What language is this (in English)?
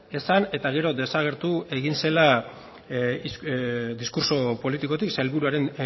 Basque